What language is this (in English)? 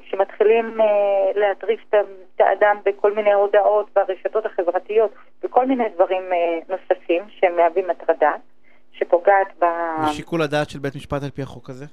Hebrew